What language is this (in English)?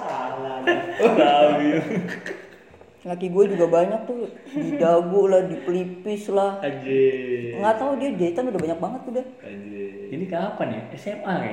Indonesian